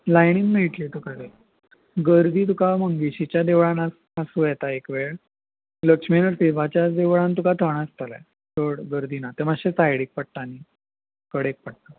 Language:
Konkani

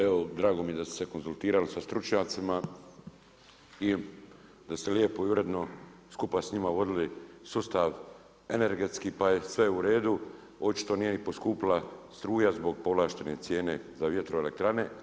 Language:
Croatian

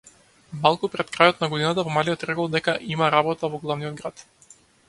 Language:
Macedonian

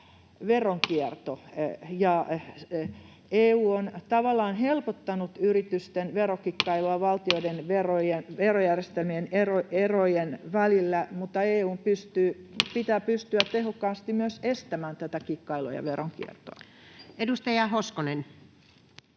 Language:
Finnish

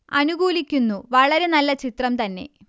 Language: Malayalam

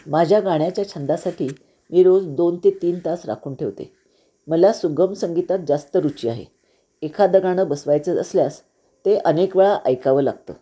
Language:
Marathi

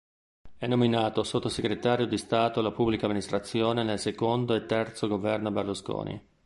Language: Italian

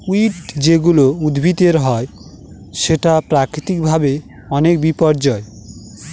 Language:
Bangla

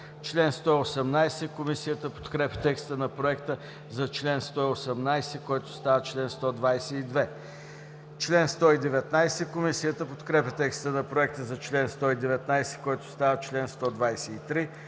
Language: Bulgarian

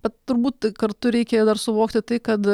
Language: Lithuanian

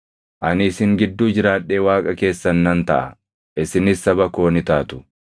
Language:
Oromo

